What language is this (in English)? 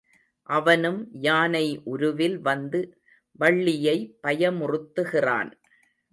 Tamil